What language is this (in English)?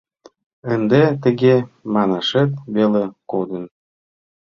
Mari